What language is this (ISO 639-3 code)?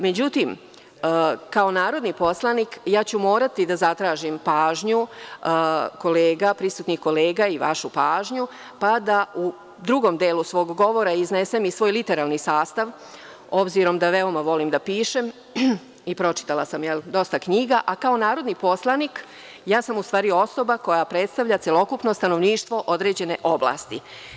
srp